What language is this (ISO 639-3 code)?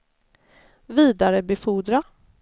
swe